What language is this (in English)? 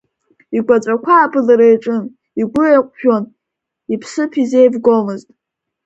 Abkhazian